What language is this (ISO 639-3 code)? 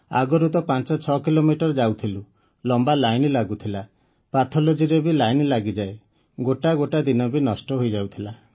ori